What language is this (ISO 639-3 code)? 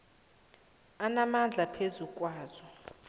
nbl